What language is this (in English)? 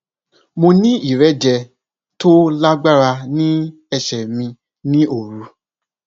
Yoruba